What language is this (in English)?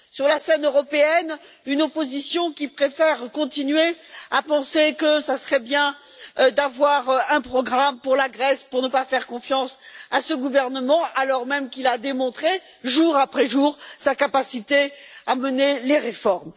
French